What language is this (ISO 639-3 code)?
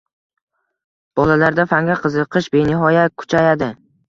uzb